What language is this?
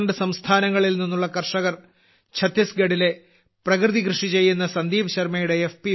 Malayalam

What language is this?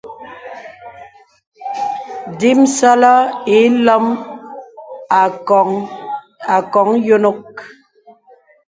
Bebele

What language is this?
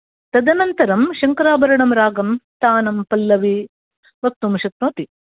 Sanskrit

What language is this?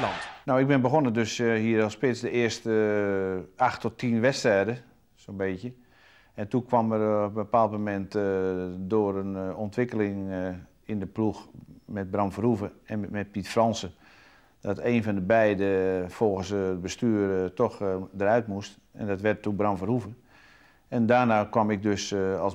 Dutch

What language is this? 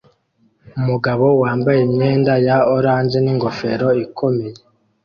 Kinyarwanda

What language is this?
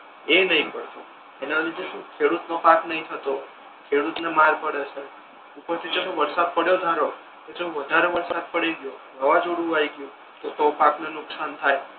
Gujarati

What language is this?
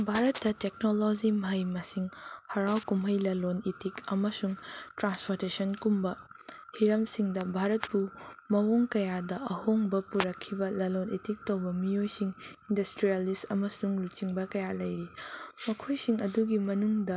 Manipuri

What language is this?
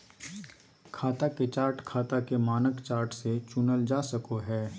Magahi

